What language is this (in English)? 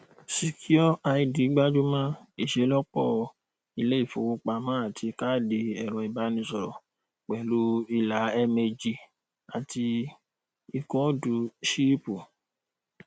Yoruba